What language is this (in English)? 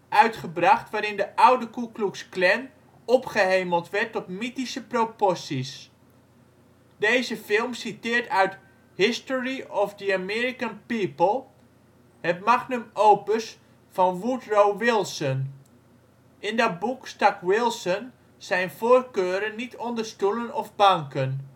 Dutch